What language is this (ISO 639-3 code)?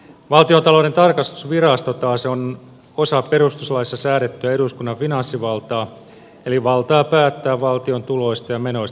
fin